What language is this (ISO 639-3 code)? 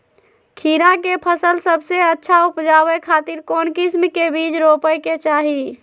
mag